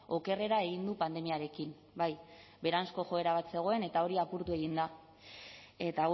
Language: Basque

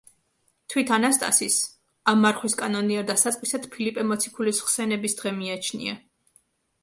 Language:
Georgian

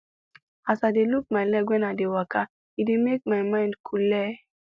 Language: Nigerian Pidgin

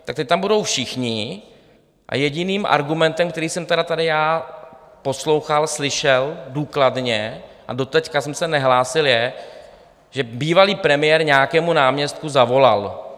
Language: Czech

